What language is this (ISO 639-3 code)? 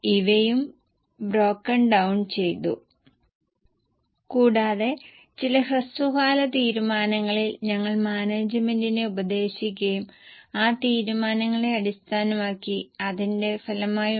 mal